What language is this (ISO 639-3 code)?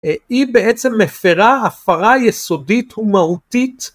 heb